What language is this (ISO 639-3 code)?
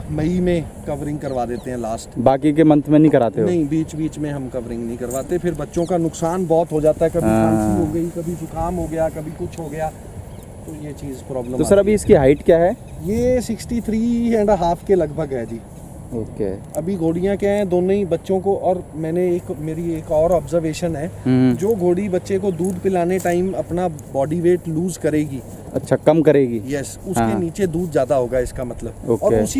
hin